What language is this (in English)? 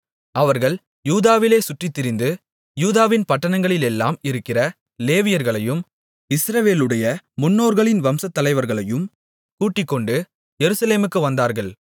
Tamil